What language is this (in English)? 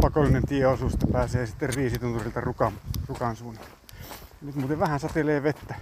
Finnish